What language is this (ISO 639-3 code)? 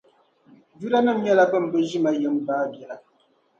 dag